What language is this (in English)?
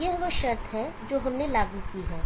Hindi